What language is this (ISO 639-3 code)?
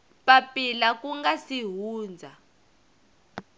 tso